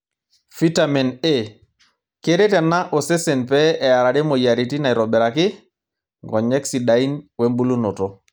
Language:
Masai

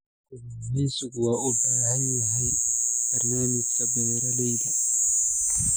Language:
Somali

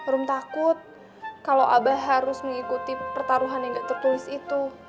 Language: Indonesian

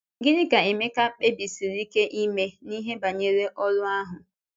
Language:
Igbo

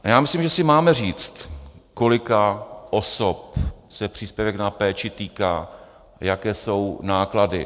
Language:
Czech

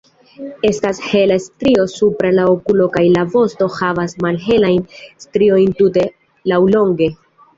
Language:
Esperanto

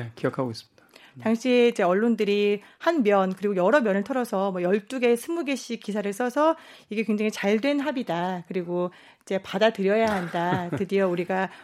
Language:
Korean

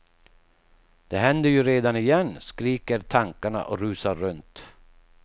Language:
Swedish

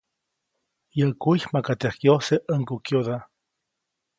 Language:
Copainalá Zoque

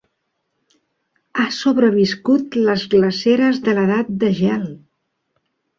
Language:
Catalan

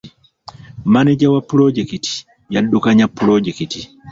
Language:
Ganda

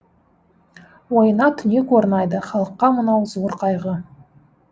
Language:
Kazakh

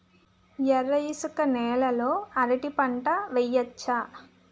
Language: Telugu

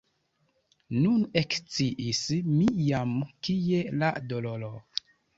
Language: Esperanto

